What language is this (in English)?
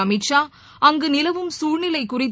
Tamil